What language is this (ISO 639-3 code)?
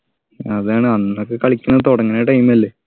mal